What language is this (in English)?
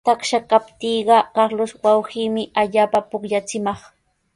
Sihuas Ancash Quechua